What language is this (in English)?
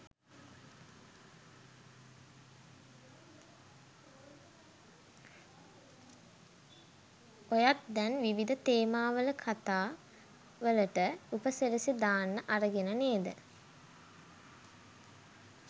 Sinhala